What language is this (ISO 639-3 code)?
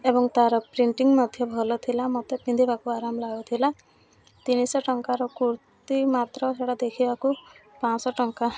ori